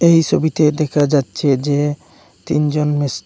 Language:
Bangla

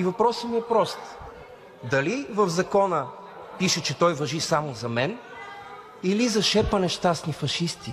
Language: Bulgarian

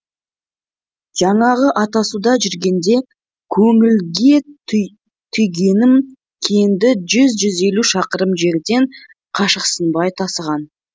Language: Kazakh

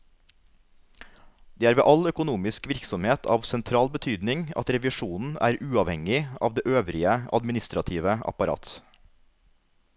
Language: Norwegian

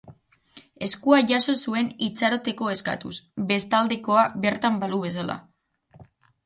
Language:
Basque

